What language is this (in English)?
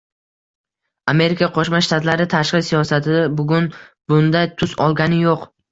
Uzbek